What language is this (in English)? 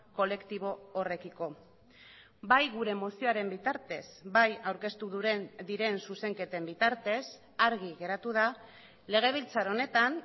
Basque